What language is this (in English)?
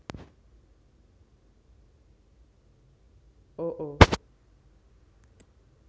Javanese